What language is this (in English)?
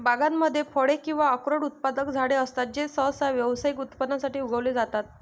Marathi